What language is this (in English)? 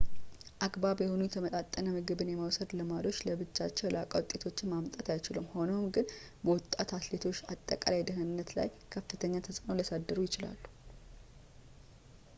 Amharic